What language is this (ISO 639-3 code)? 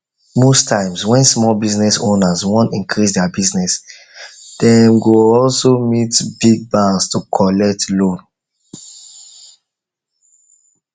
pcm